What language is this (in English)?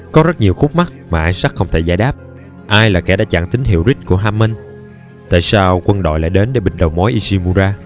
Vietnamese